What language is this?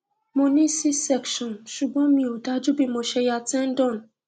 Yoruba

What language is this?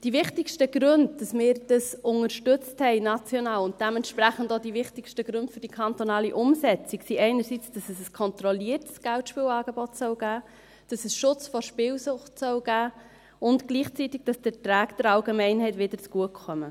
Swiss German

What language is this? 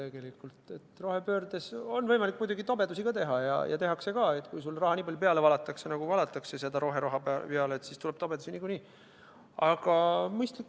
Estonian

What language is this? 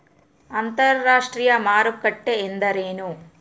Kannada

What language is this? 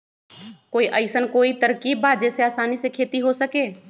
Magahi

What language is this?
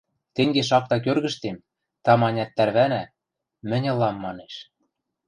Western Mari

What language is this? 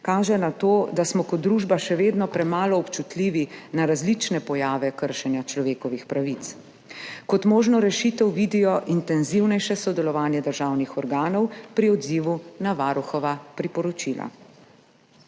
Slovenian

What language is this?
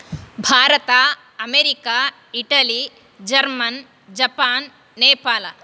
Sanskrit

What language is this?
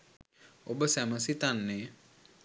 Sinhala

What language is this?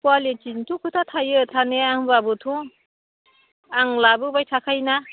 Bodo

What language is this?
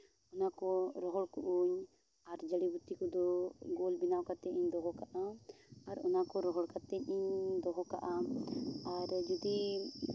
Santali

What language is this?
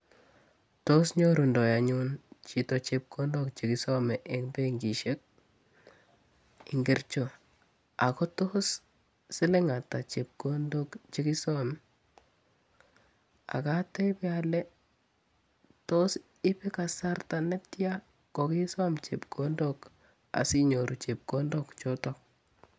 Kalenjin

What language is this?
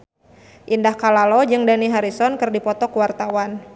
Sundanese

